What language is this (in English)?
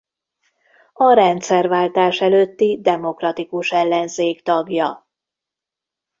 Hungarian